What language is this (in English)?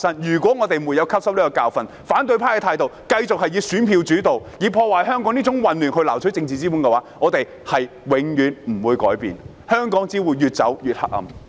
Cantonese